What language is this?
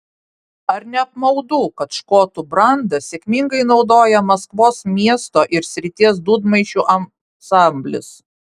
Lithuanian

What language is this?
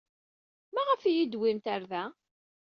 Kabyle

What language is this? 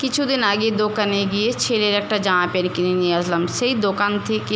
Bangla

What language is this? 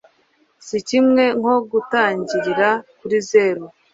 Kinyarwanda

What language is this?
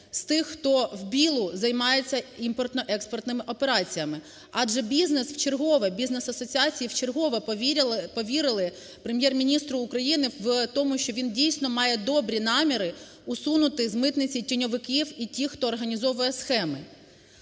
Ukrainian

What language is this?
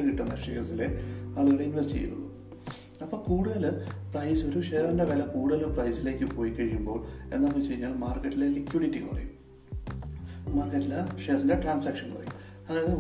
Malayalam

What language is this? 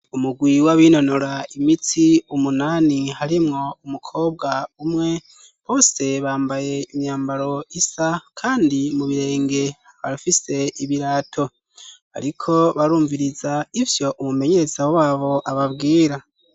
Rundi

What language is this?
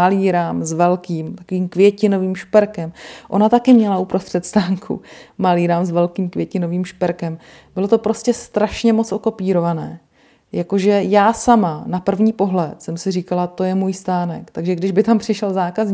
Czech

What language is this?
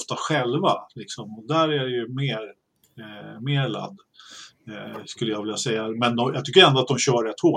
Swedish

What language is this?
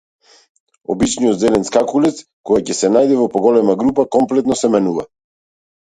Macedonian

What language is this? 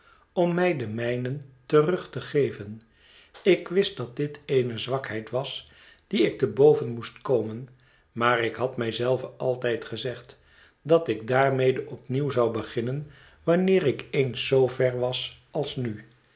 Dutch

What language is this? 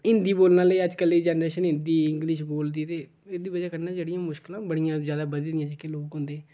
Dogri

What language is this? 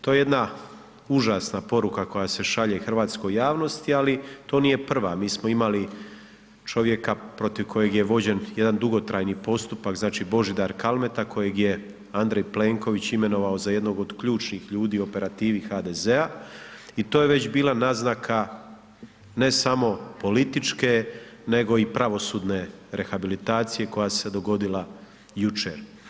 Croatian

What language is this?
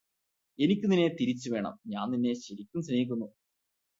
Malayalam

